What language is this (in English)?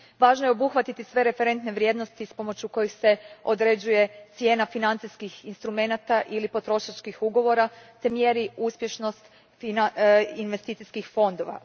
Croatian